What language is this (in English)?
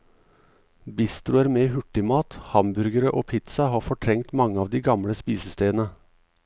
Norwegian